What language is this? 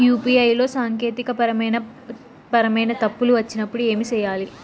Telugu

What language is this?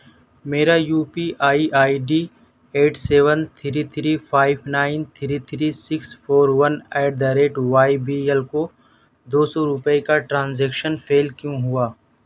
Urdu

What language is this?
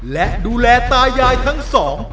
Thai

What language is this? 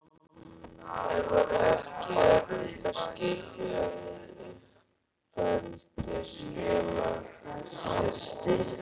Icelandic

